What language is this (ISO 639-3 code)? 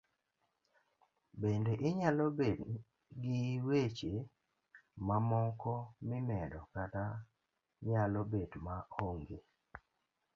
luo